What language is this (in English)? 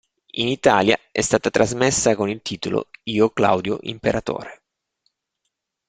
Italian